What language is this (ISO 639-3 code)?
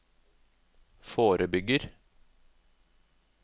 nor